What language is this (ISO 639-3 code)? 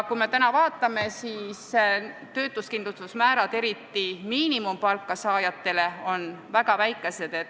est